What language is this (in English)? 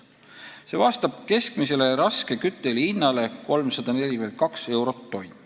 Estonian